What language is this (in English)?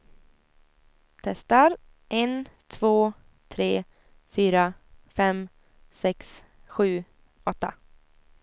Swedish